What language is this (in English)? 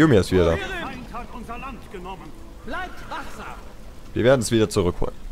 German